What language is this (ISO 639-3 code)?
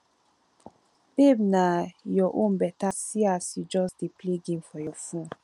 pcm